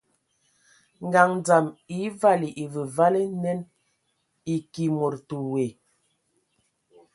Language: Ewondo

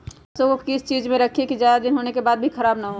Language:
Magahi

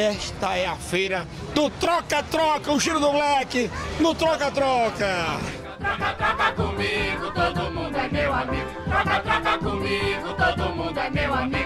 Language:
Portuguese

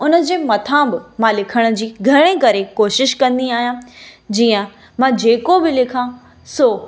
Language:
Sindhi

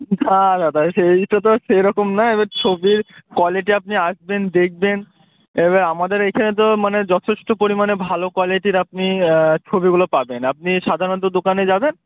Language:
Bangla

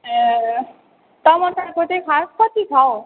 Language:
Nepali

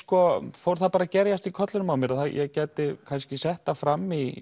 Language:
Icelandic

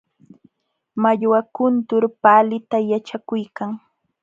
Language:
Jauja Wanca Quechua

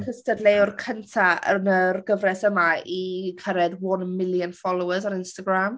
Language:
Welsh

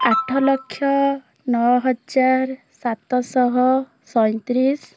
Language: Odia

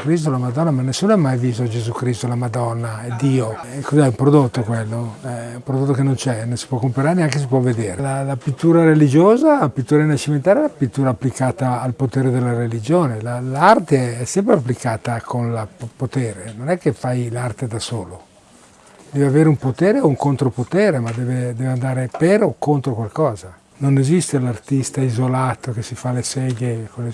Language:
Italian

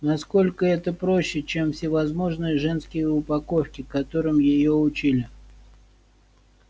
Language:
Russian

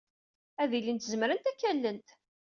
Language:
Kabyle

